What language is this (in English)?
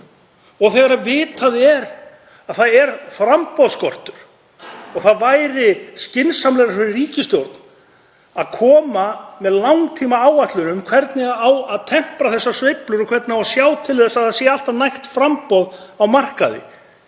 Icelandic